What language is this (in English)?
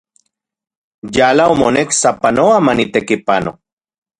Central Puebla Nahuatl